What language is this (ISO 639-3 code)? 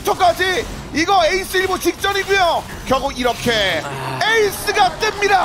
kor